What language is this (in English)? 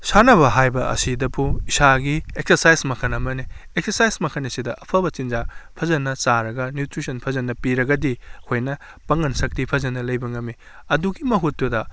Manipuri